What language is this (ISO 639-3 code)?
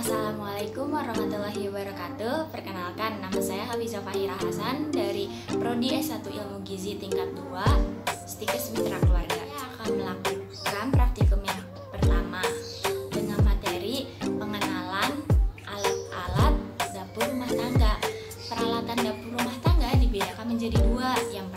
ind